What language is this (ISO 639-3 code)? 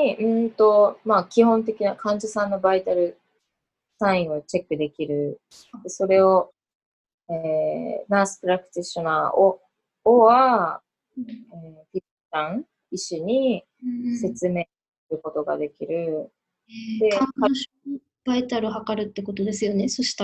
jpn